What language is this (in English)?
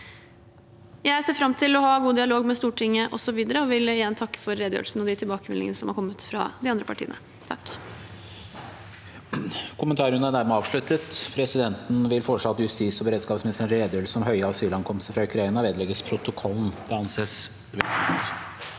Norwegian